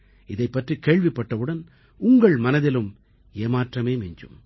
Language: Tamil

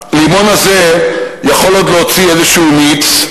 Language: Hebrew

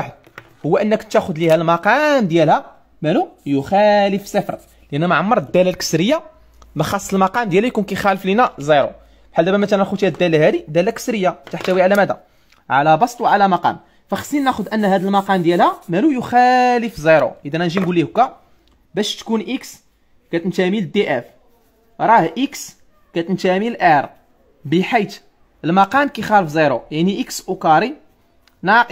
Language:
Arabic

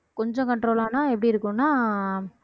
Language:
Tamil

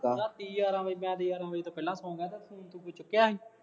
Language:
Punjabi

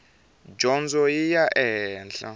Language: Tsonga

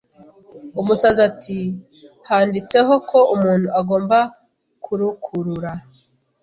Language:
Kinyarwanda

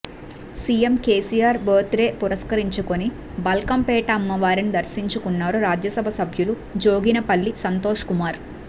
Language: Telugu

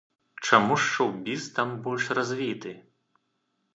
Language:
Belarusian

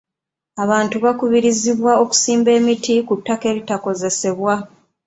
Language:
Ganda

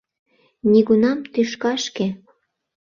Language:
Mari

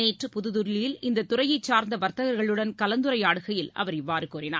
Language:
Tamil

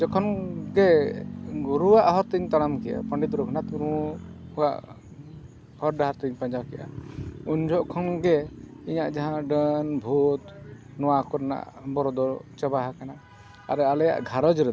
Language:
Santali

